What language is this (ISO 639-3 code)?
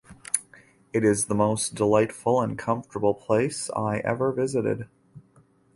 eng